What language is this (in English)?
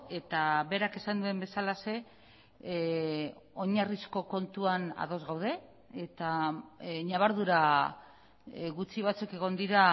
Basque